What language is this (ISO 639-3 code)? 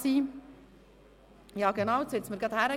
gsw